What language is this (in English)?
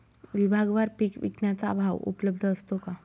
Marathi